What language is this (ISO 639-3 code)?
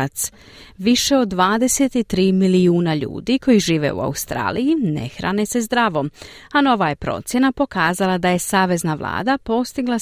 hrv